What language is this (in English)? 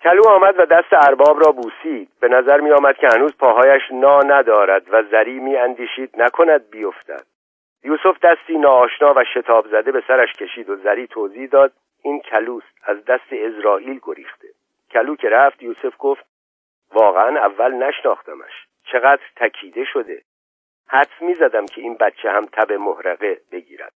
Persian